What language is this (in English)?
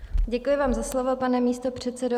Czech